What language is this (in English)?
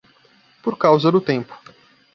Portuguese